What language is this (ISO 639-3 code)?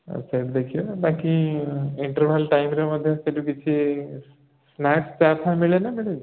ori